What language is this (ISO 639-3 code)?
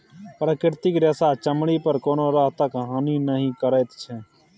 mai